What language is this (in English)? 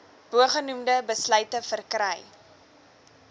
Afrikaans